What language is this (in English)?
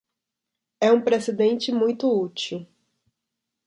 Portuguese